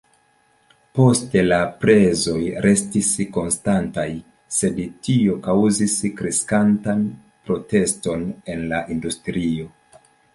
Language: Esperanto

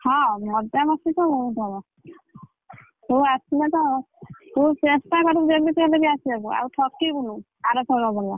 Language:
Odia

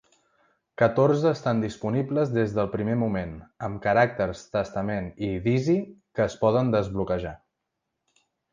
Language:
Catalan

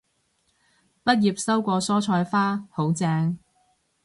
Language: Cantonese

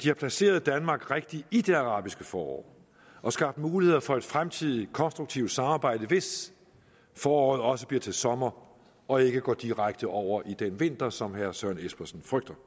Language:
Danish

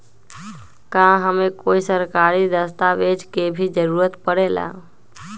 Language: Magahi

